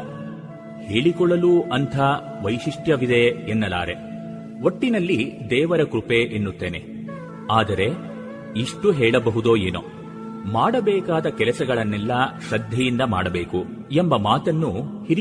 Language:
Kannada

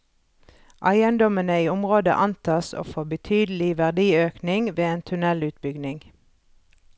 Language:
Norwegian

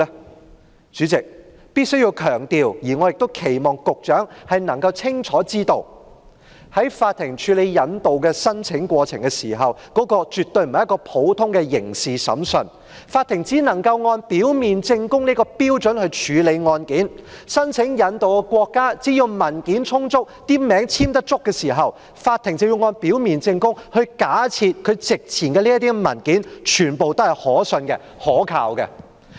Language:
Cantonese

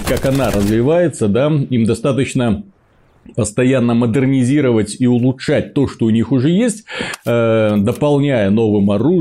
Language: Russian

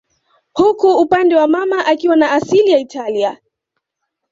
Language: Swahili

